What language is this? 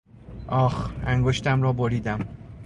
Persian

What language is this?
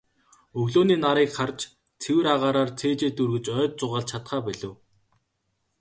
Mongolian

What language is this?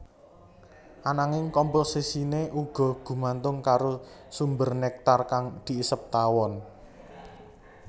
Javanese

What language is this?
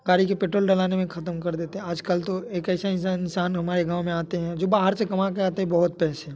Hindi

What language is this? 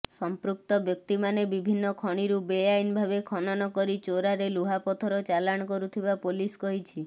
Odia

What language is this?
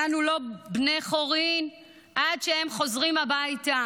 Hebrew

